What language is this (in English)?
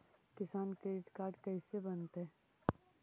Magahi